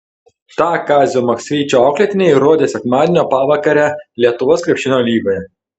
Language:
Lithuanian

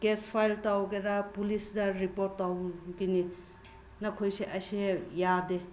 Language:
Manipuri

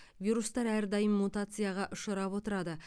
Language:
Kazakh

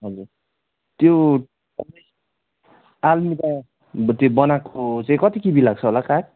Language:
Nepali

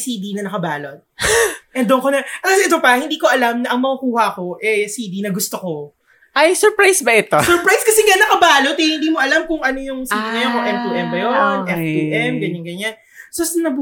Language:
Filipino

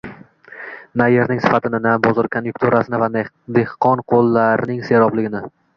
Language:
Uzbek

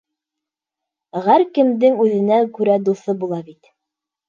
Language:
Bashkir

